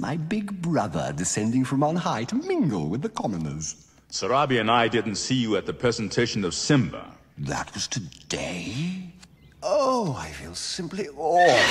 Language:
English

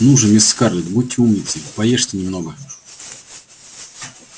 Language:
Russian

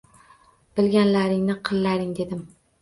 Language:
Uzbek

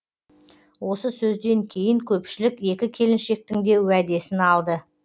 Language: Kazakh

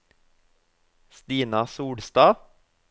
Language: Norwegian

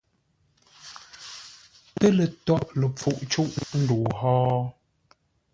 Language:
Ngombale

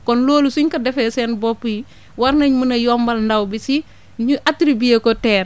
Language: Wolof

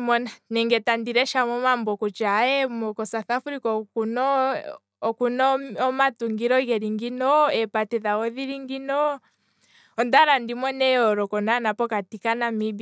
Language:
Kwambi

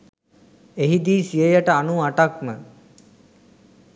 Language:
Sinhala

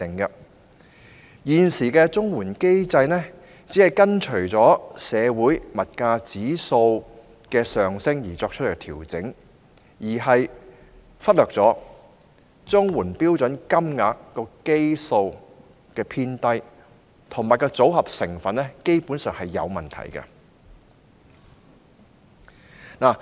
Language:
Cantonese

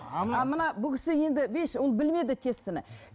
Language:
Kazakh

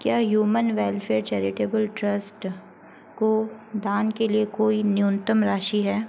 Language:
Hindi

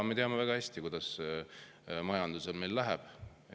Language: Estonian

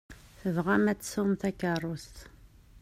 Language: Kabyle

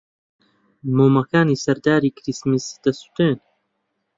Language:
Central Kurdish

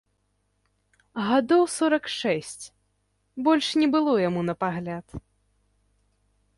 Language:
Belarusian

